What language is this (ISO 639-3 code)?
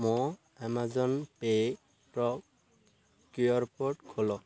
ori